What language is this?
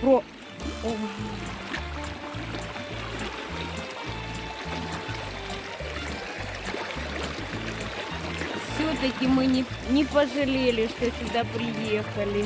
Russian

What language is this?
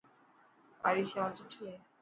Dhatki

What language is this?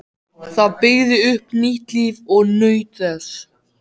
Icelandic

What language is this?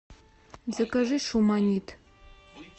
Russian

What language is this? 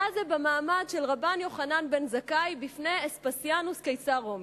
Hebrew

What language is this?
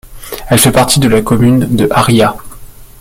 French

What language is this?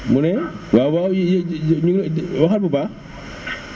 Wolof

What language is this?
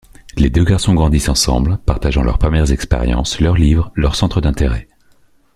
French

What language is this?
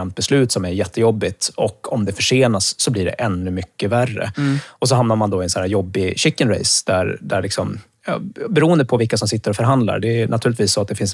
Swedish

